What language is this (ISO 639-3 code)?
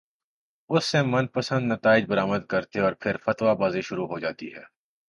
urd